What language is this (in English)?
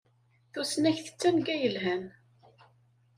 Kabyle